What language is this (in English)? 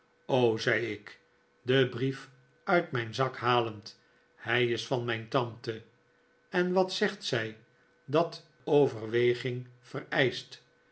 Dutch